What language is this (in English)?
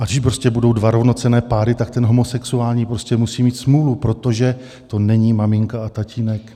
Czech